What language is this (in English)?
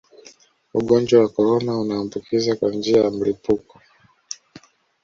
Swahili